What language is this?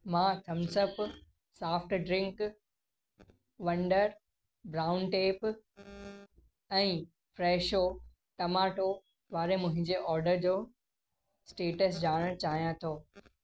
Sindhi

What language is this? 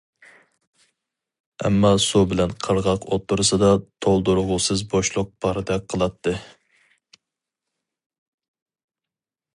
Uyghur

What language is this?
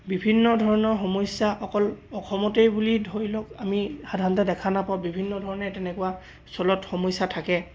Assamese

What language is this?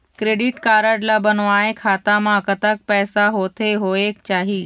Chhattisgarhi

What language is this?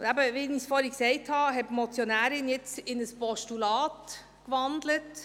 Swiss German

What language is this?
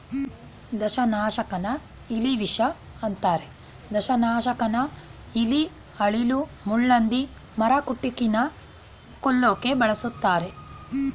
Kannada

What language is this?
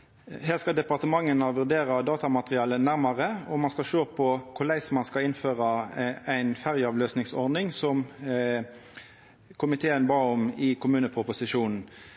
Norwegian Nynorsk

